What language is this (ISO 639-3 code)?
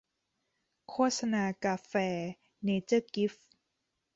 tha